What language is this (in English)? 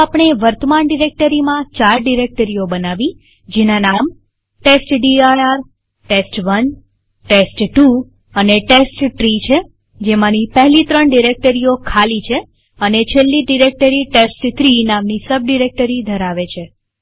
Gujarati